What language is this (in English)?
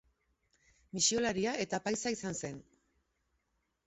Basque